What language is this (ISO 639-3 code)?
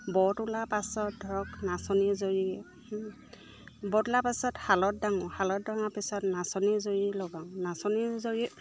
asm